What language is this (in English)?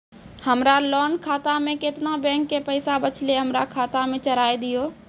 Maithili